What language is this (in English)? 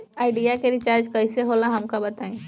Bhojpuri